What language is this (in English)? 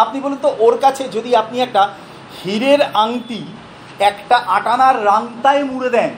Bangla